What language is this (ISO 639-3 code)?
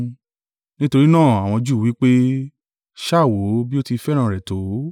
yor